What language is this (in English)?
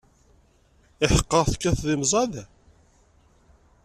Kabyle